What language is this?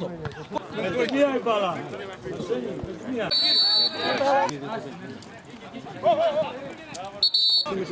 Greek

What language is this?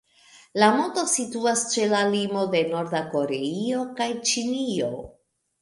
Esperanto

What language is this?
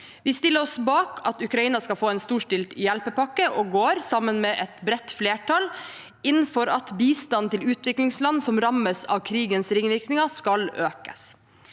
Norwegian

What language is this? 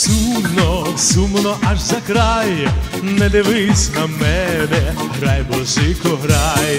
Ukrainian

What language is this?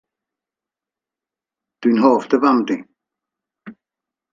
Welsh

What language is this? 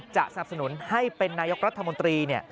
Thai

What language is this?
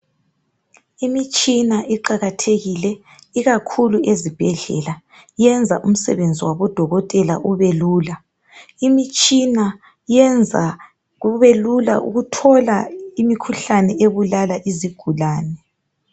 North Ndebele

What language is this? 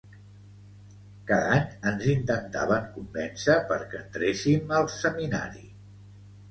Catalan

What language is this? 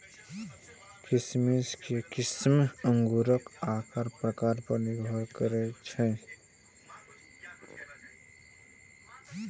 Maithili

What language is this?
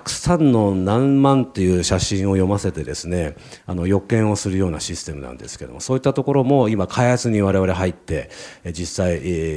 Japanese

